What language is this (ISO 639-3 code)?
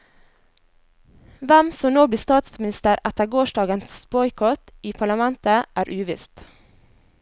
nor